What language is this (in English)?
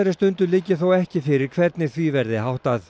Icelandic